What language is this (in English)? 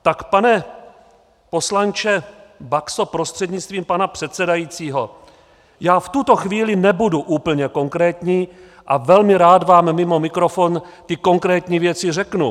Czech